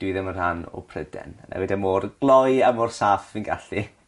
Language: Welsh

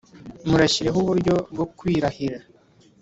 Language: Kinyarwanda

